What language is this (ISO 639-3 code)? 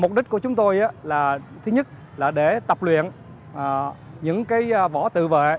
vie